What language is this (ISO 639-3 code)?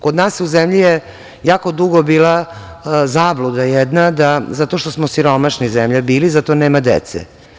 srp